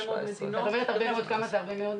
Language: Hebrew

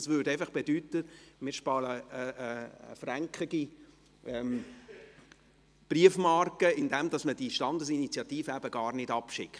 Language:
Swiss German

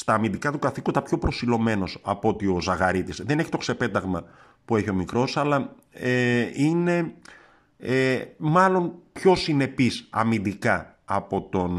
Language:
Greek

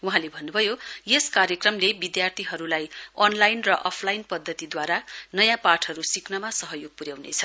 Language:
Nepali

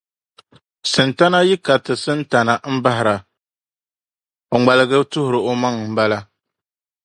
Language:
Dagbani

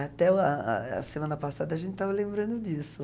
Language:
Portuguese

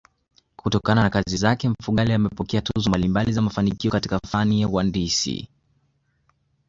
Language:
Swahili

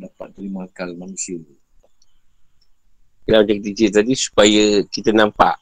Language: Malay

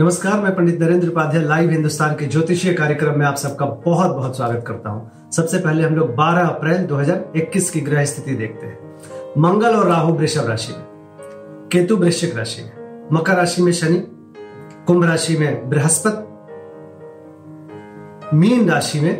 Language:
Hindi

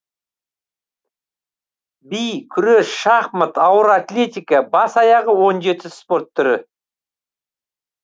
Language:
Kazakh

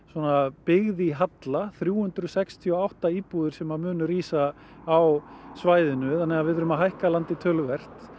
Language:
Icelandic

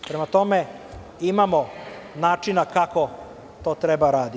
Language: Serbian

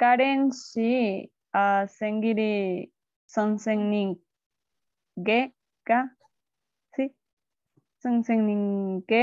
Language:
Korean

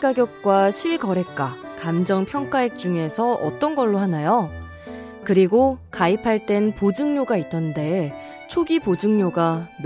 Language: Korean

